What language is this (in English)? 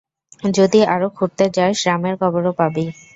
Bangla